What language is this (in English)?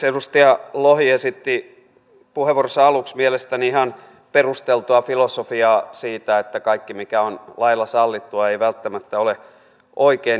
Finnish